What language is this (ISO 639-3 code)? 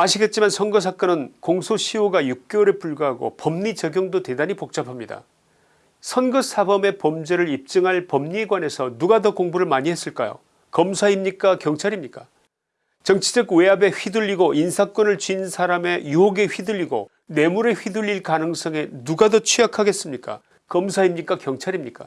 kor